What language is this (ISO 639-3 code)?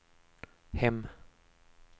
swe